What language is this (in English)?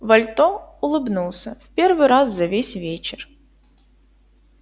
Russian